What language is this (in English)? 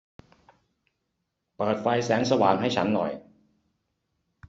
Thai